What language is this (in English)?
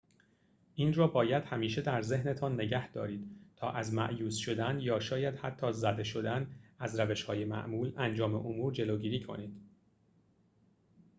Persian